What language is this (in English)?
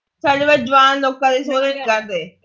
Punjabi